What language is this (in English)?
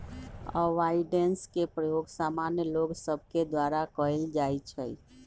Magahi